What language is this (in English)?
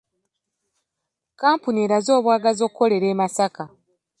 Ganda